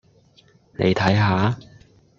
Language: Cantonese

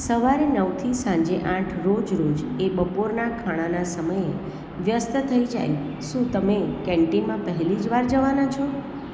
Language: Gujarati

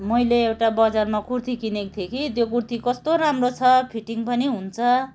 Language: Nepali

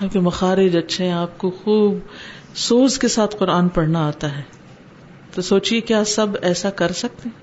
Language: Urdu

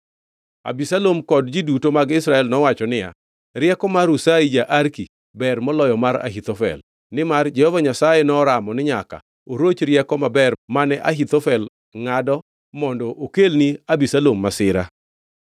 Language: Luo (Kenya and Tanzania)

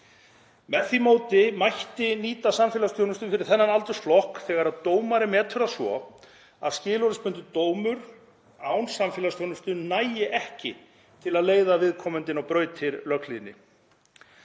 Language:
Icelandic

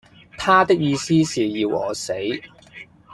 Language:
Cantonese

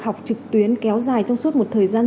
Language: Vietnamese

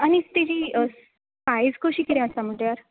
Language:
Konkani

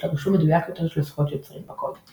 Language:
Hebrew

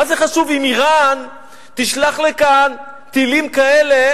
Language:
Hebrew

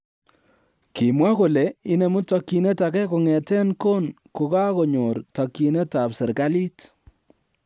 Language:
Kalenjin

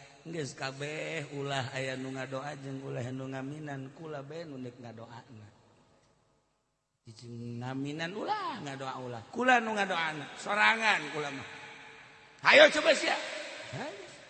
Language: Indonesian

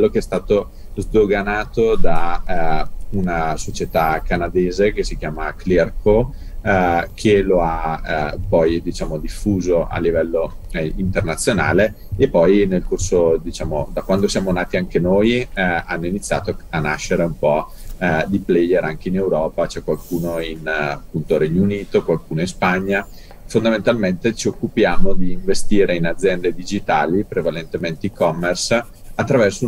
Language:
Italian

